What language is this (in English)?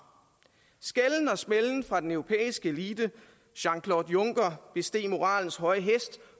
Danish